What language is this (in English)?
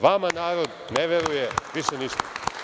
Serbian